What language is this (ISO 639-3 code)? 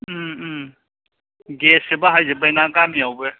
brx